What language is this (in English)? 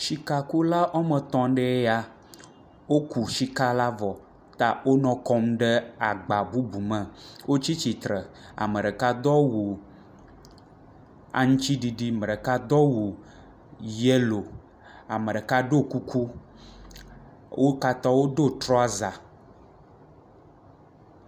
Ewe